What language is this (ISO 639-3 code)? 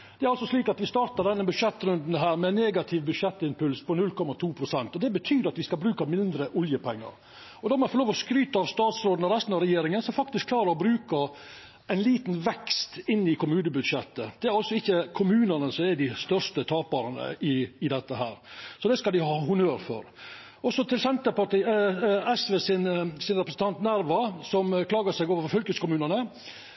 nno